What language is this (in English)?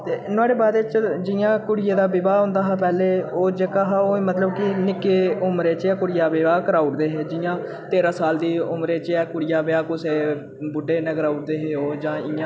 Dogri